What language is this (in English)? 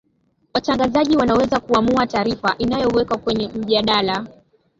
Swahili